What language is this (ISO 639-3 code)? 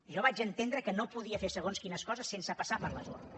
cat